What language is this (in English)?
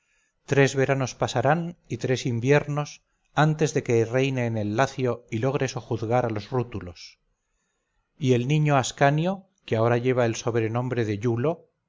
Spanish